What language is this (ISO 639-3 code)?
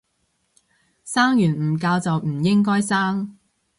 yue